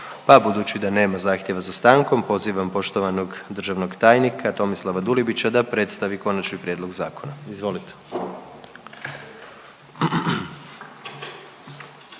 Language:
Croatian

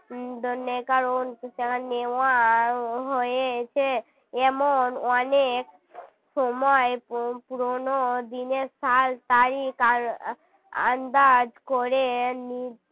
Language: Bangla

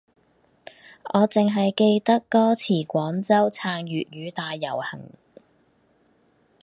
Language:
Cantonese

